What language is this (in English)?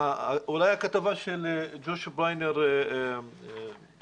Hebrew